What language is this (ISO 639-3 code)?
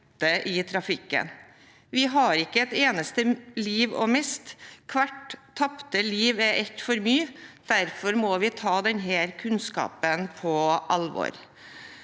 nor